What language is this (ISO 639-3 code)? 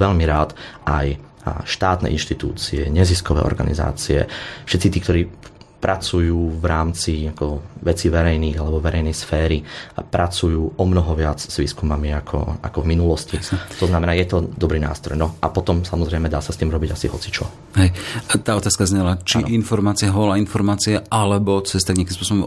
slk